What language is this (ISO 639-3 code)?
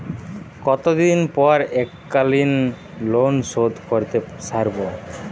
ben